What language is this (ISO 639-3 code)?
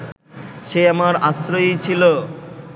ben